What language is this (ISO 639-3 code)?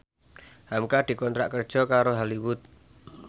jav